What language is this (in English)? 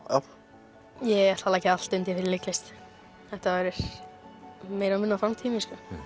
Icelandic